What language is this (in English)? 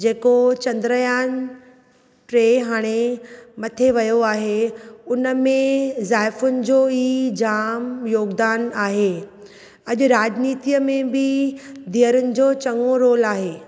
Sindhi